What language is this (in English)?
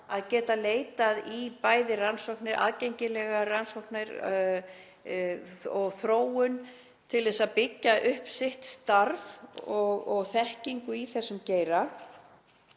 Icelandic